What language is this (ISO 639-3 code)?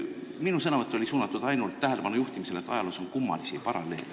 est